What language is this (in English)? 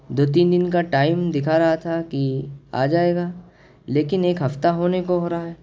Urdu